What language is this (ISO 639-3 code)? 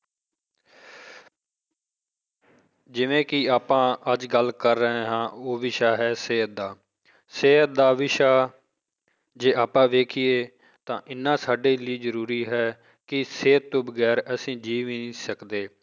pan